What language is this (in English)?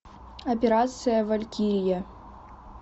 Russian